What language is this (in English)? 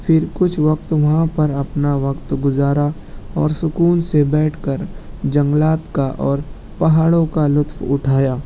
Urdu